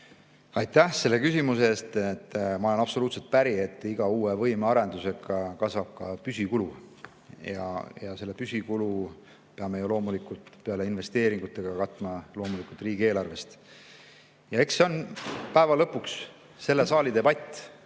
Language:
Estonian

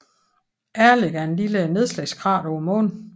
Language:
Danish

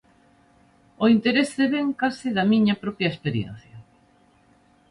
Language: Galician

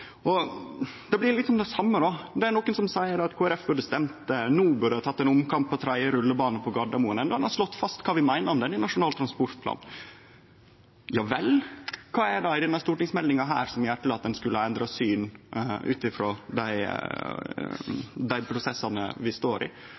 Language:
Norwegian Nynorsk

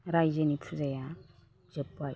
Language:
Bodo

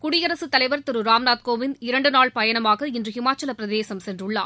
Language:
Tamil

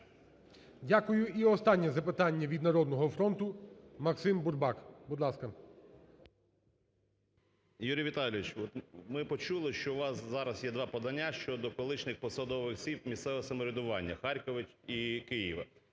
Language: Ukrainian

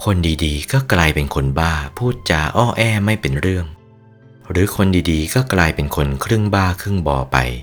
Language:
Thai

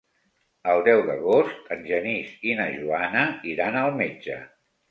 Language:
Catalan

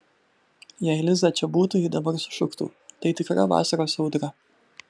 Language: Lithuanian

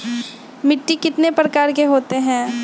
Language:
Magahi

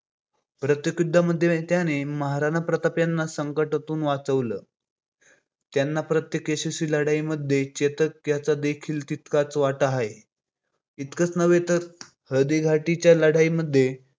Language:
Marathi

